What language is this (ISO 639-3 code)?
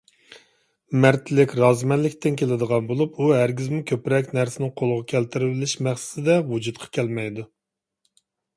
uig